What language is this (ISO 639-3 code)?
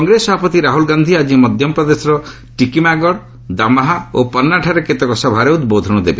ori